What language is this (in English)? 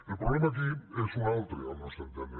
Catalan